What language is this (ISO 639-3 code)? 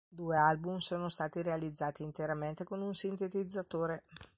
ita